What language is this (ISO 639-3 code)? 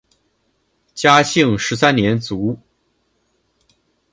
zho